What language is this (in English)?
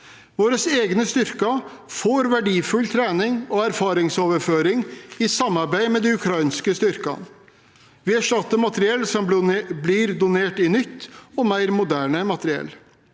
Norwegian